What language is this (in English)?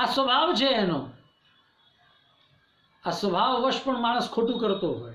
Hindi